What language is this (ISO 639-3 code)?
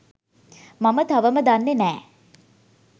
sin